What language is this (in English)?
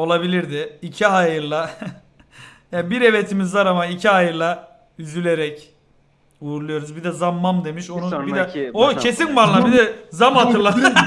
Turkish